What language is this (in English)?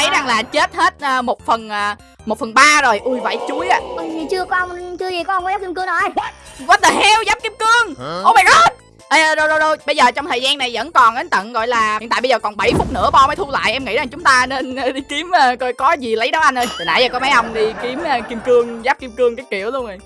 Vietnamese